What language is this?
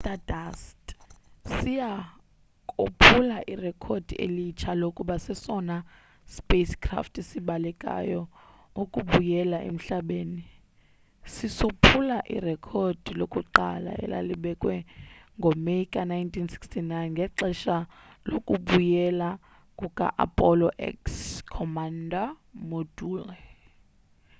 Xhosa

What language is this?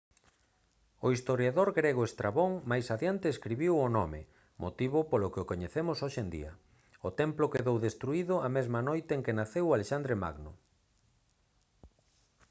Galician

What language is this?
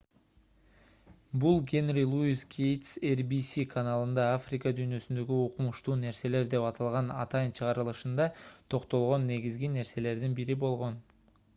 Kyrgyz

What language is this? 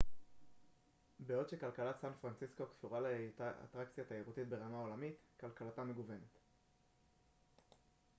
Hebrew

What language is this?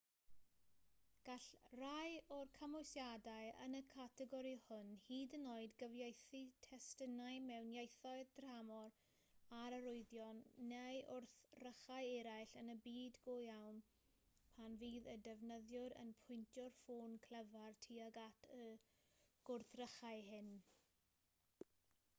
Welsh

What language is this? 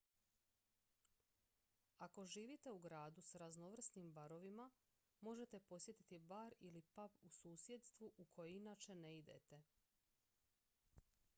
Croatian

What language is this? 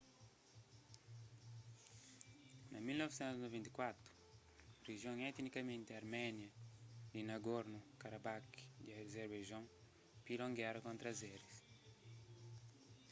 Kabuverdianu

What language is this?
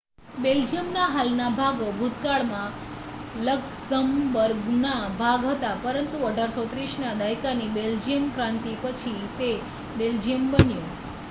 Gujarati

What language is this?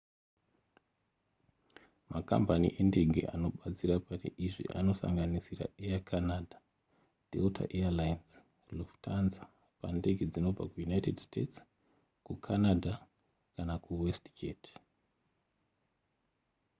Shona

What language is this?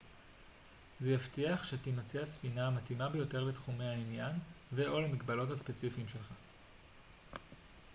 Hebrew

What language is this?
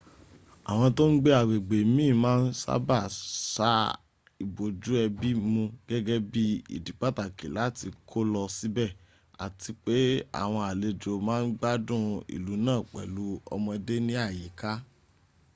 Yoruba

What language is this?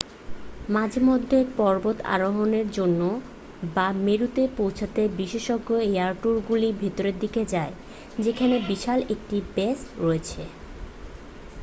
Bangla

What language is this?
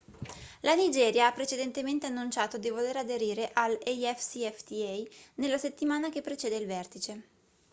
Italian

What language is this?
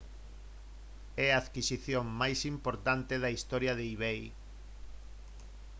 Galician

